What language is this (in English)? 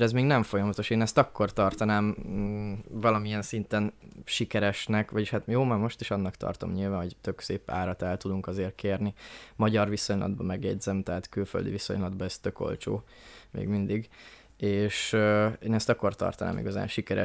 Hungarian